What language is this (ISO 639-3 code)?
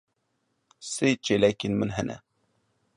kur